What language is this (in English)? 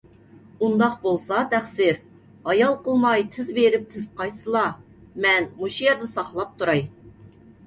Uyghur